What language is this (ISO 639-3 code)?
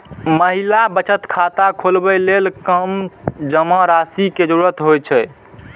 mai